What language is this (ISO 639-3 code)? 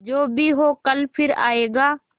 hin